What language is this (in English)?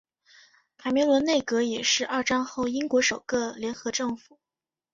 Chinese